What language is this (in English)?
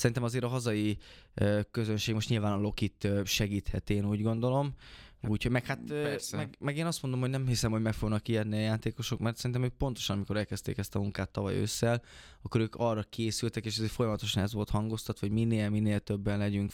Hungarian